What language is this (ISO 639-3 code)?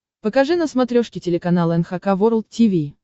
rus